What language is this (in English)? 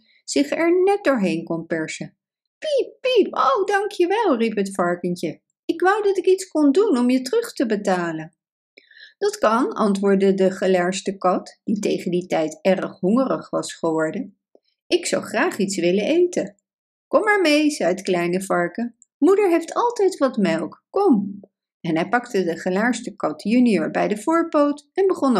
Dutch